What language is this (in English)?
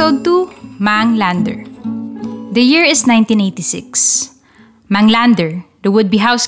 Filipino